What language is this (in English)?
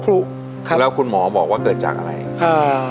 Thai